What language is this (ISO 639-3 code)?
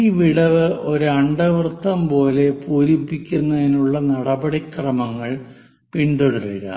mal